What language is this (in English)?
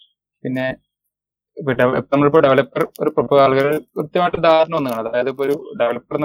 Malayalam